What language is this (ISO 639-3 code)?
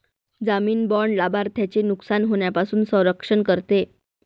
mar